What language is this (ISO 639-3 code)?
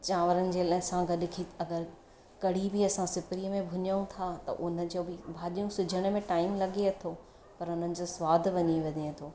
snd